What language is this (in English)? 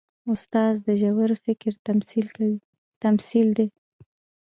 Pashto